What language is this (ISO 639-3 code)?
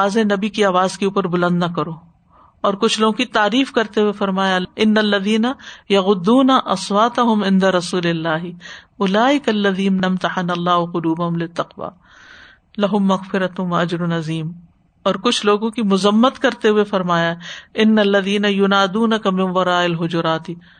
urd